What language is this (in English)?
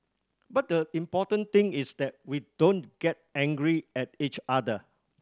English